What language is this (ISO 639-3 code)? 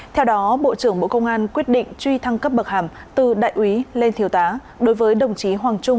vie